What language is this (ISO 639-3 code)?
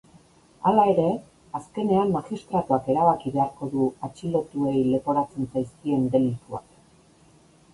eus